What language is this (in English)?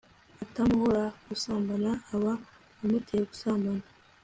Kinyarwanda